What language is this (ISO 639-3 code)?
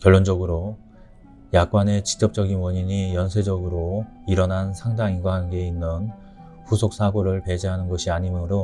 kor